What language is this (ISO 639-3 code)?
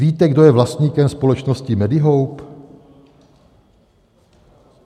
ces